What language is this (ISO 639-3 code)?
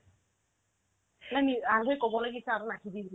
asm